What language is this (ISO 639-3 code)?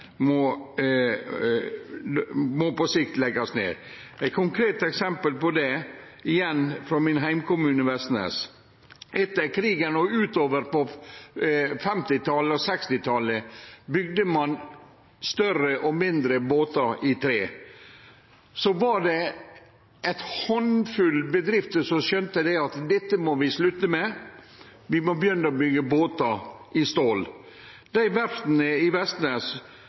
nno